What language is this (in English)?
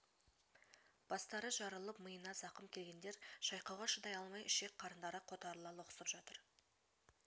Kazakh